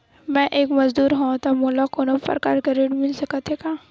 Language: Chhattisgarhi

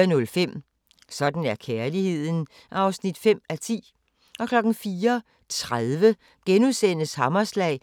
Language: Danish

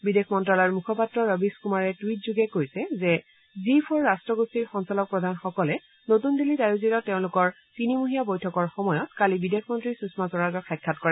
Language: Assamese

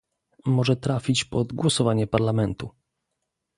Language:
Polish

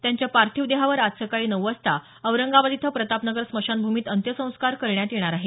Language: Marathi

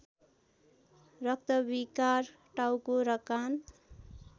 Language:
Nepali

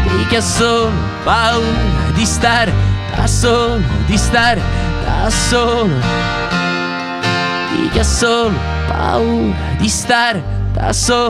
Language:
Italian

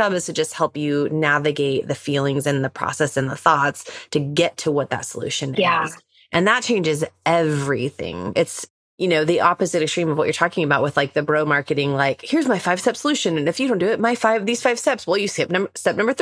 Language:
English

